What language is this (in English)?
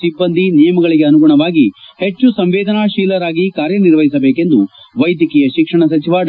Kannada